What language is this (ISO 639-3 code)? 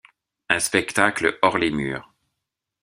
fra